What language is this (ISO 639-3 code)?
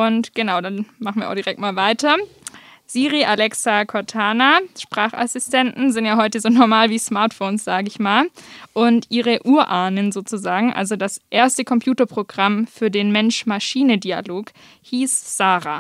deu